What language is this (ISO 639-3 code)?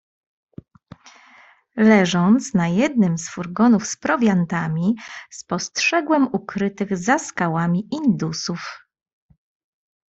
pol